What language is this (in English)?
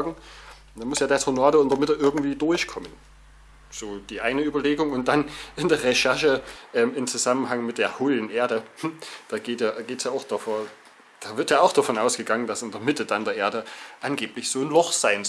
German